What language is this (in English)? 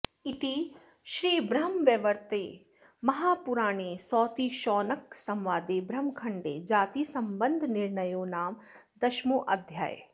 Sanskrit